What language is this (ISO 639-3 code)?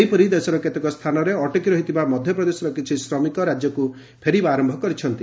ori